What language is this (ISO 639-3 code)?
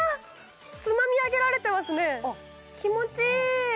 jpn